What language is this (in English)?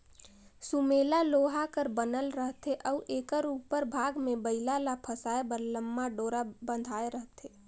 Chhattisgarhi